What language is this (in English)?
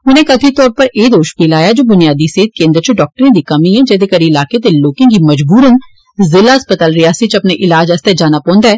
Dogri